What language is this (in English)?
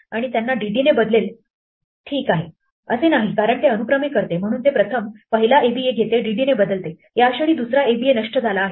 Marathi